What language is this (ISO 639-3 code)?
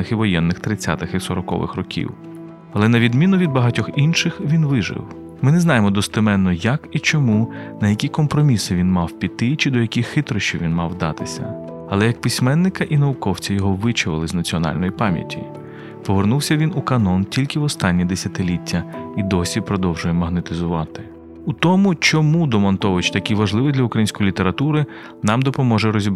ukr